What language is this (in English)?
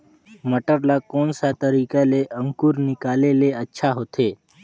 Chhattisgarhi